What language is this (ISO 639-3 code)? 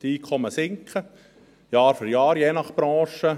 gsw